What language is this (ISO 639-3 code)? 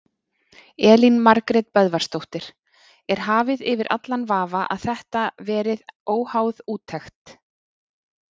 isl